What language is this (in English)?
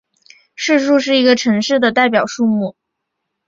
Chinese